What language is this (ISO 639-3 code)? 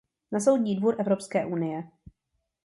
ces